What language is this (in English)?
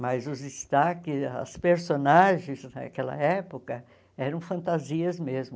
Portuguese